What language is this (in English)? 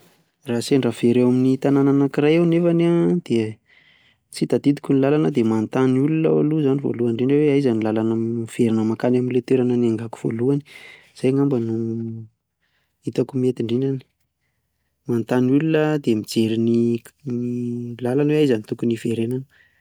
Malagasy